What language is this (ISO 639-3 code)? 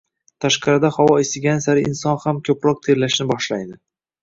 uzb